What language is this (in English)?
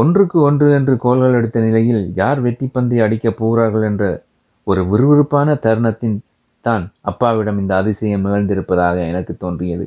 Tamil